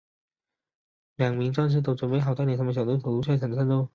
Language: Chinese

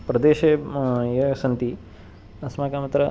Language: Sanskrit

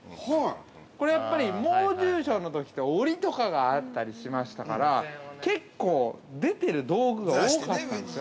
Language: Japanese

